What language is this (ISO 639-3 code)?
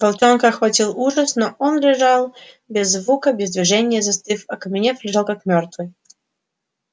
rus